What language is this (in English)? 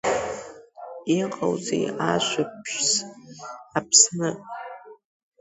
Abkhazian